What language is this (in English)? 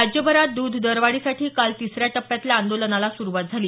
Marathi